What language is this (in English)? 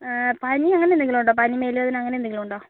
Malayalam